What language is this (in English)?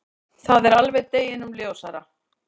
Icelandic